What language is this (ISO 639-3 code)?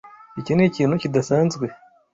kin